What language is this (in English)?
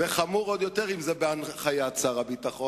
Hebrew